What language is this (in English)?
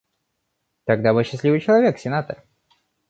Russian